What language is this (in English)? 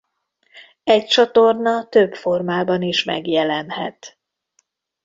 Hungarian